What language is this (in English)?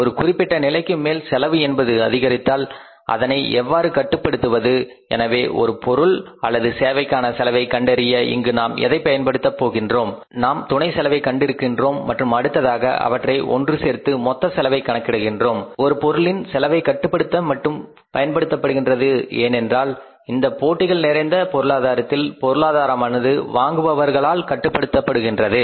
Tamil